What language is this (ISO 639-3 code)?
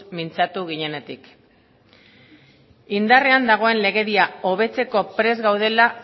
eus